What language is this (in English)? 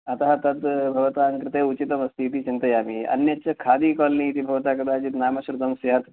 Sanskrit